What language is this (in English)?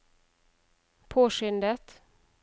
Norwegian